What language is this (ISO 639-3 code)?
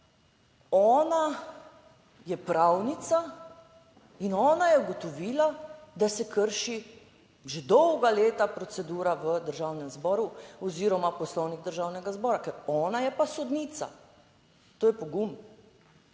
slv